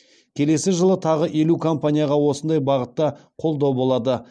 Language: Kazakh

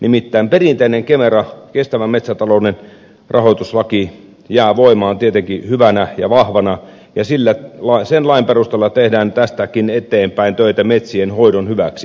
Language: Finnish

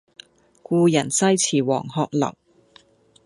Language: Cantonese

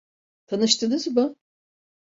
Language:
Turkish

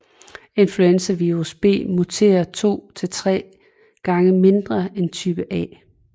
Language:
Danish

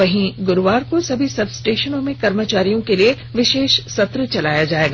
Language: Hindi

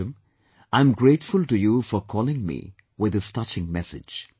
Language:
English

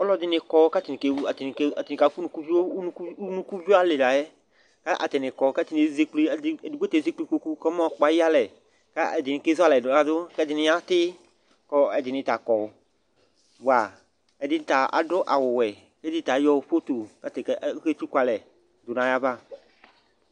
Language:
Ikposo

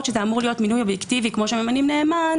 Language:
Hebrew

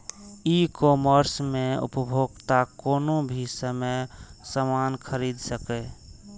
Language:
Maithili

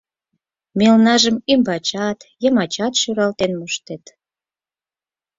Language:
Mari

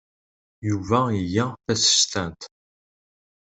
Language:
Kabyle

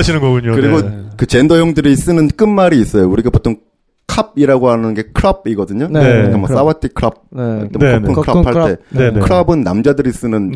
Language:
Korean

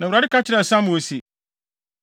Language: Akan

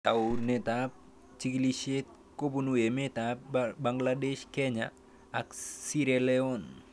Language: Kalenjin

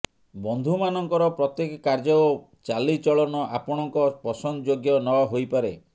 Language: Odia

